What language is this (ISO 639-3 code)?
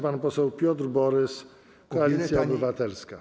pol